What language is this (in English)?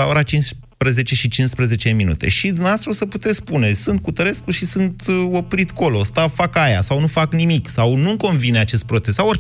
Romanian